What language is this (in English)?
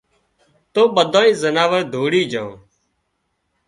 Wadiyara Koli